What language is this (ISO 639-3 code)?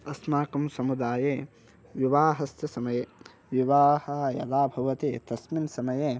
san